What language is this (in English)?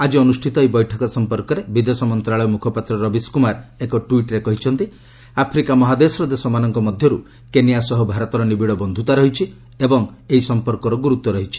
Odia